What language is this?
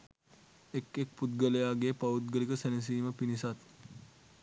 Sinhala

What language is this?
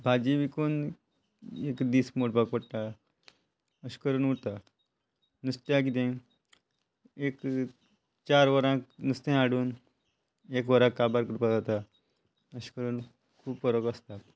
Konkani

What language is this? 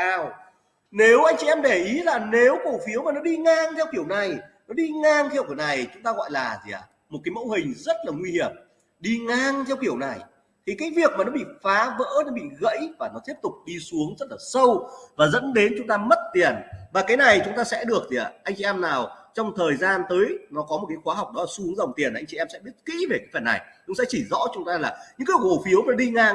Vietnamese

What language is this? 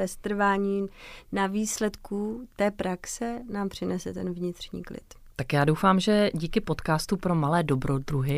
Czech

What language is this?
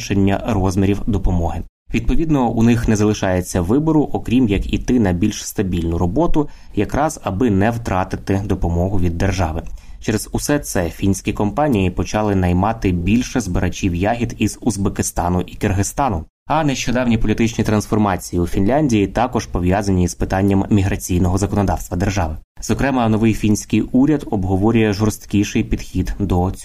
Ukrainian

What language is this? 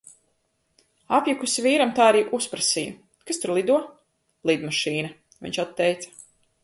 Latvian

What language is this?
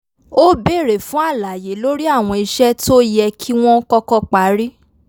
Yoruba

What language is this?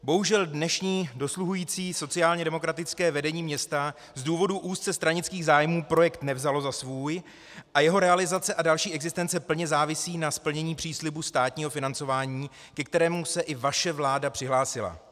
Czech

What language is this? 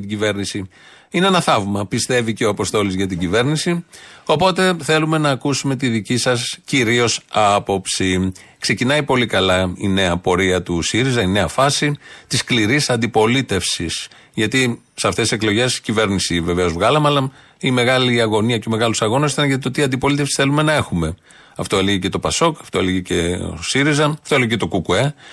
Greek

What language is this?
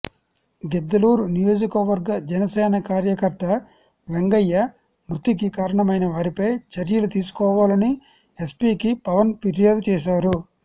Telugu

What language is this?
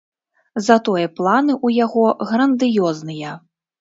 Belarusian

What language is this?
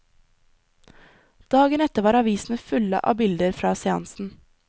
Norwegian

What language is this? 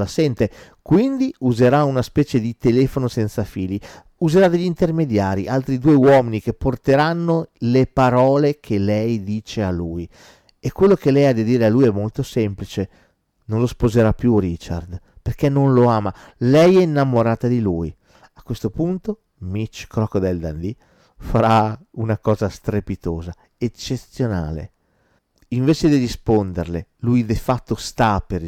Italian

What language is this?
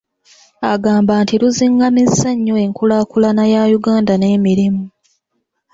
Ganda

